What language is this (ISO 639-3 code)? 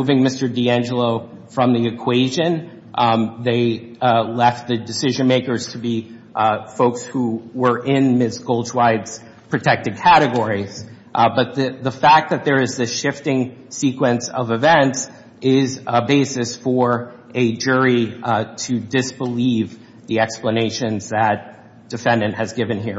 eng